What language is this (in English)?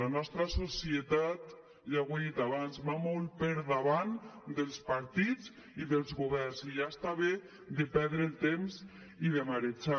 Catalan